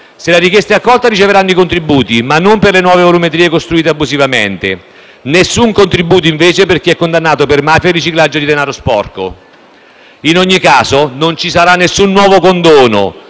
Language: Italian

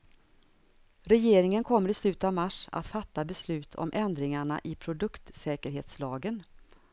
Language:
Swedish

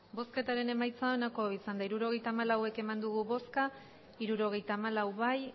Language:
Basque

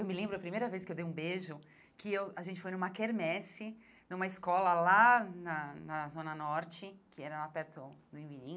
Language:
Portuguese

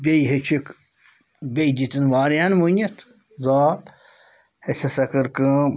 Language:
Kashmiri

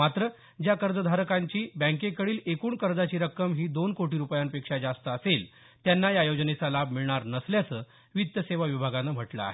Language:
Marathi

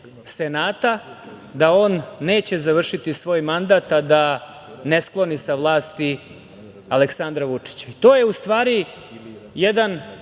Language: Serbian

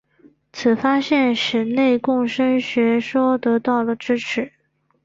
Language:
Chinese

